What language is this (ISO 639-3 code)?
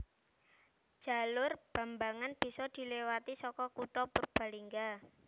jav